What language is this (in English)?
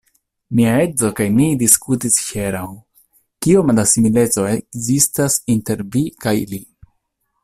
Esperanto